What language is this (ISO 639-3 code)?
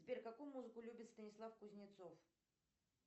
rus